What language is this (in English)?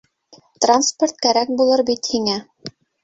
Bashkir